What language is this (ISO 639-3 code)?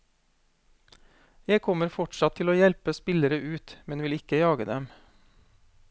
nor